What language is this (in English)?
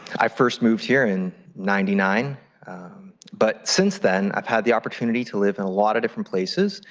English